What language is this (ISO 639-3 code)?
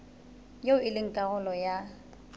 sot